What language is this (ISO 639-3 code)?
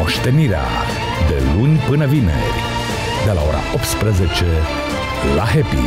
ron